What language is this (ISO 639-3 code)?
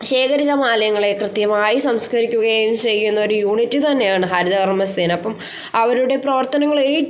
mal